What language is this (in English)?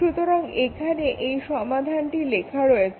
Bangla